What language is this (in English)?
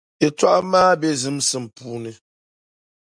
Dagbani